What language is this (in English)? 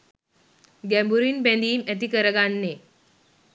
Sinhala